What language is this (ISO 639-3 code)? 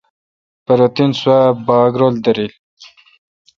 xka